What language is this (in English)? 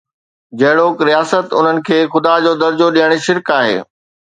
Sindhi